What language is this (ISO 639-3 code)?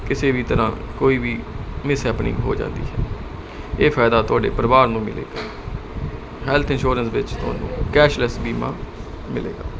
pan